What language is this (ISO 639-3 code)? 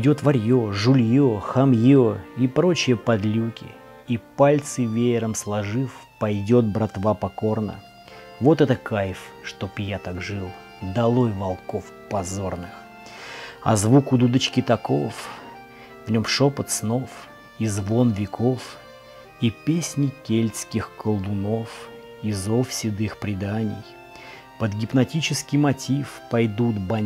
rus